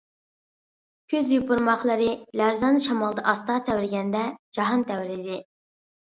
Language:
Uyghur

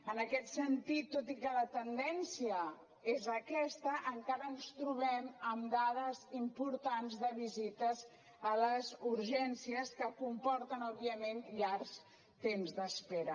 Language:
Catalan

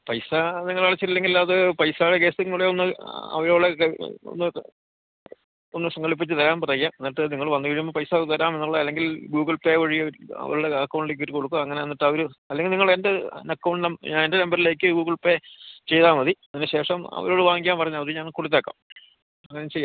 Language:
Malayalam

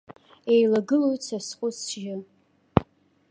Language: Abkhazian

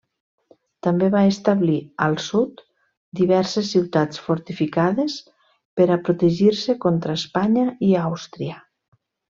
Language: Catalan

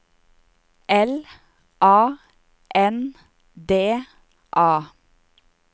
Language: Norwegian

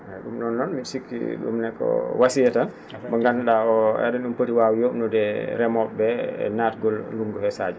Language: Fula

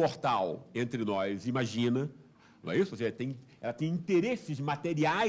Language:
Portuguese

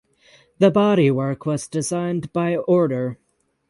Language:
English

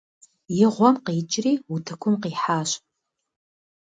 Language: Kabardian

